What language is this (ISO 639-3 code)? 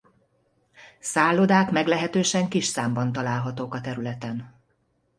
hun